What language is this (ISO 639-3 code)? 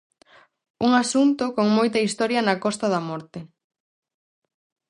glg